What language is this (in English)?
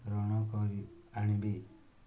Odia